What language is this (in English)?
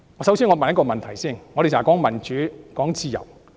Cantonese